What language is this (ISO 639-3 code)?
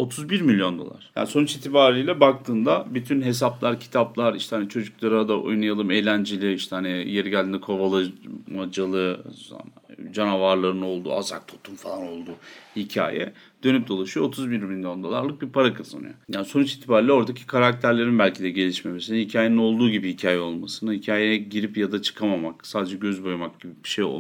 tur